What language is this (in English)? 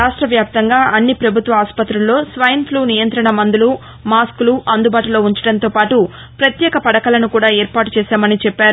Telugu